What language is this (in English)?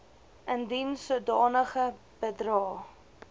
Afrikaans